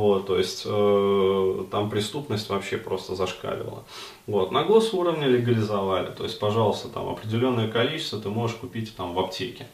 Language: Russian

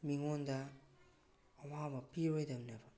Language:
Manipuri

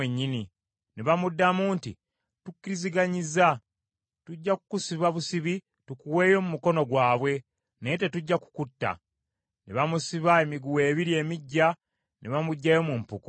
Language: Ganda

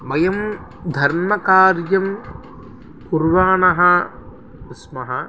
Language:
Sanskrit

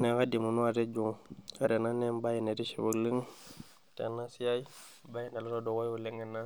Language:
Masai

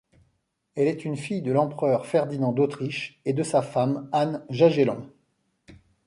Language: French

